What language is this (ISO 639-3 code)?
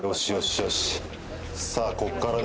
jpn